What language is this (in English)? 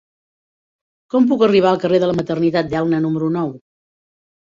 Catalan